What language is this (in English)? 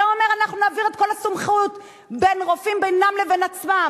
Hebrew